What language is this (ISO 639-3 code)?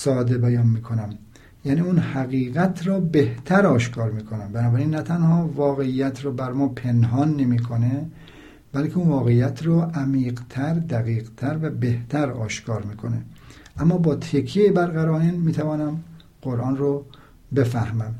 fas